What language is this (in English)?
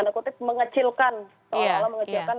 Indonesian